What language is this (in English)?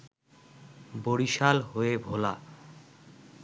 Bangla